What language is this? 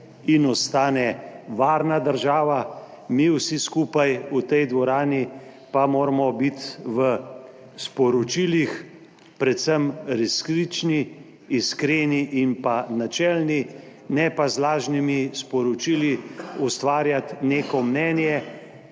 Slovenian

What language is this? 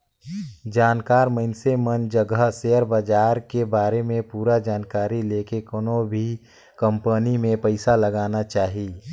Chhattisgarhi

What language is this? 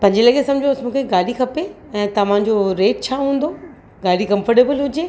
Sindhi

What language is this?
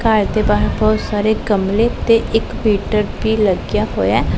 Punjabi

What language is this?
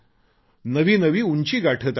Marathi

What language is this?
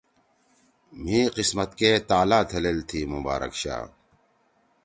Torwali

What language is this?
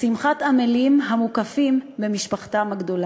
Hebrew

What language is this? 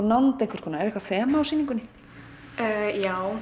Icelandic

